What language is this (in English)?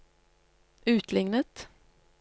Norwegian